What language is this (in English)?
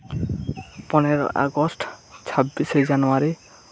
Santali